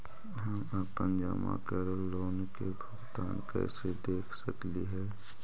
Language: Magahi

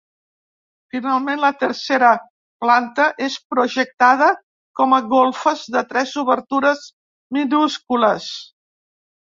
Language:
Catalan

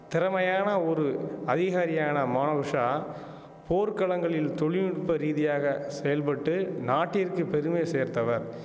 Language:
Tamil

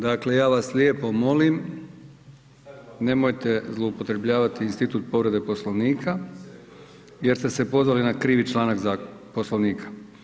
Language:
Croatian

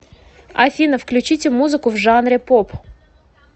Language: Russian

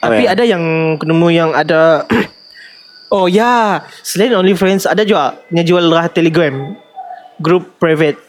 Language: Malay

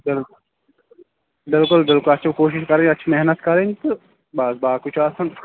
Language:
Kashmiri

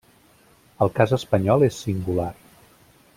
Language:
Catalan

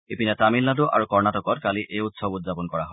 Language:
Assamese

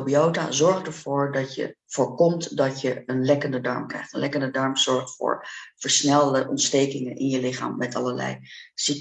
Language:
Dutch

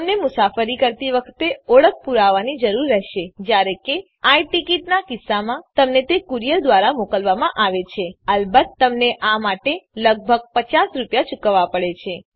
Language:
Gujarati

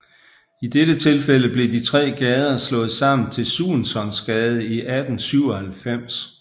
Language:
Danish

